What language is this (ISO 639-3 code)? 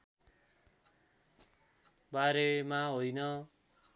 nep